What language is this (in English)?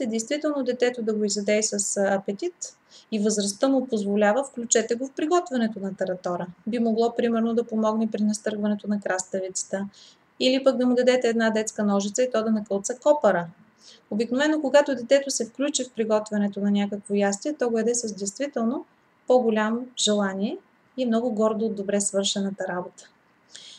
Bulgarian